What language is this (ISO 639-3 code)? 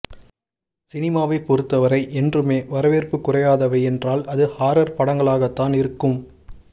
tam